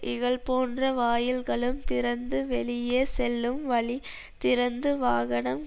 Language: Tamil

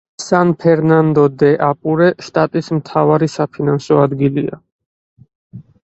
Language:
Georgian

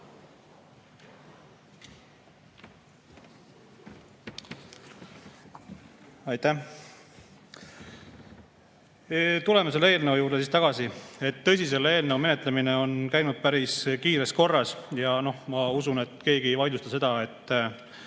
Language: Estonian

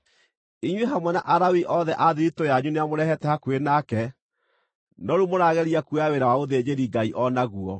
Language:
Kikuyu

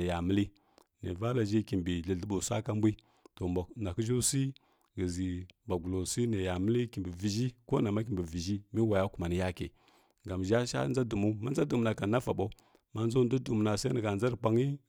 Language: Kirya-Konzəl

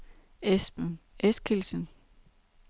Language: Danish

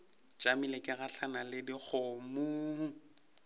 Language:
Northern Sotho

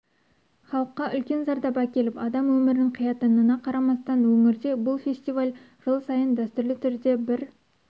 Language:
Kazakh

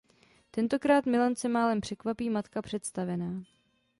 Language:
Czech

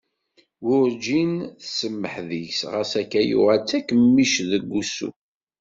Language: Kabyle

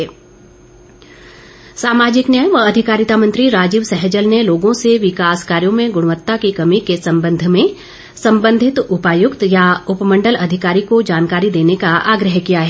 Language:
Hindi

